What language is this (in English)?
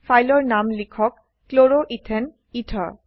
Assamese